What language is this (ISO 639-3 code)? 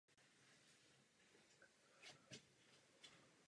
ces